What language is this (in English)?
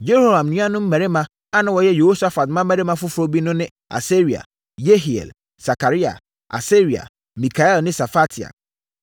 Akan